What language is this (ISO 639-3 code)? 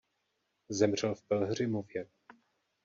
ces